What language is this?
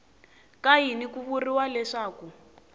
Tsonga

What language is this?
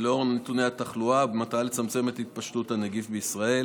Hebrew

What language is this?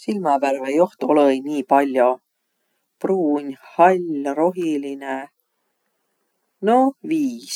Võro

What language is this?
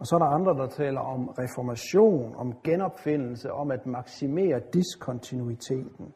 Danish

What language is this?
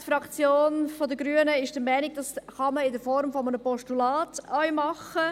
Swiss German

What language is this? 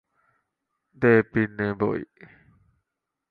Malayalam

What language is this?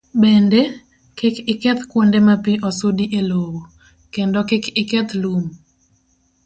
Luo (Kenya and Tanzania)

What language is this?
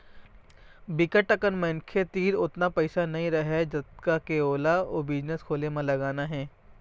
Chhattisgarhi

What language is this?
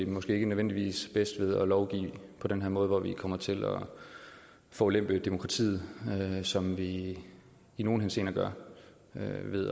Danish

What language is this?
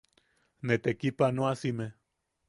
Yaqui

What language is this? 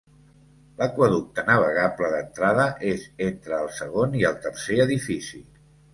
Catalan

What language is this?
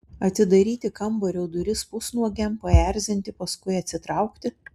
Lithuanian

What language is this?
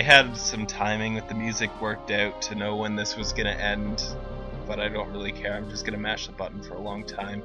English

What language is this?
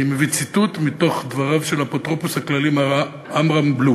Hebrew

